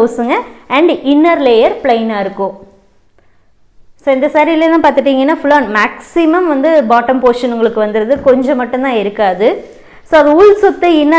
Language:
Tamil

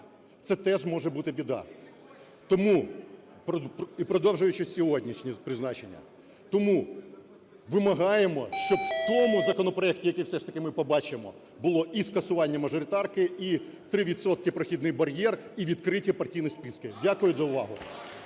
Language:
Ukrainian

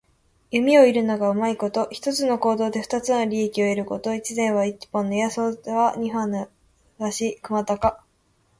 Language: Japanese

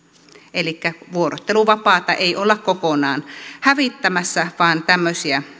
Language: Finnish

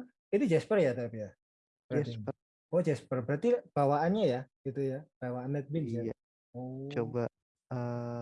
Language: Indonesian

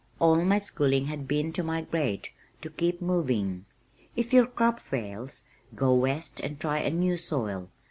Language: English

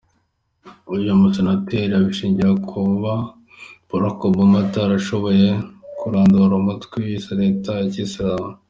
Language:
Kinyarwanda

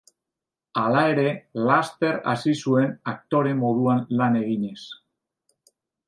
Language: Basque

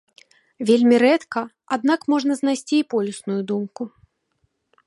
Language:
Belarusian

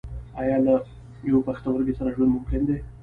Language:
Pashto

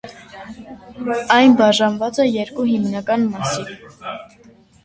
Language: Armenian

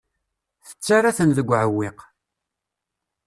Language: Kabyle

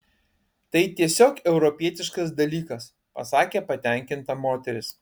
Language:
Lithuanian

